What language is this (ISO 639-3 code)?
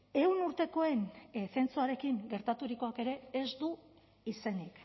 eus